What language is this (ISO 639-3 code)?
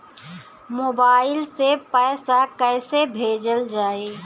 bho